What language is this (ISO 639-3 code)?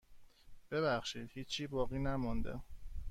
fas